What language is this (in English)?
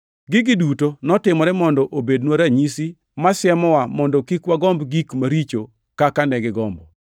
Luo (Kenya and Tanzania)